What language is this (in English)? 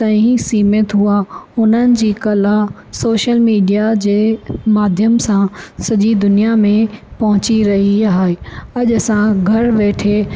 Sindhi